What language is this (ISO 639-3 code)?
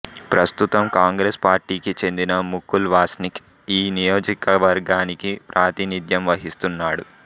tel